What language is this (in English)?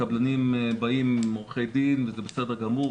Hebrew